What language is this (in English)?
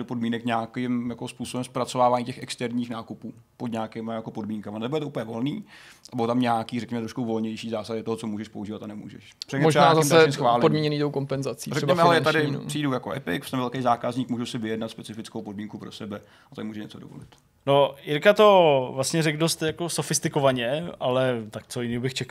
Czech